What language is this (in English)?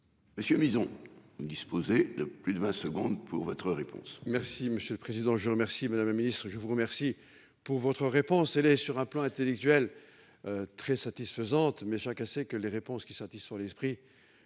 French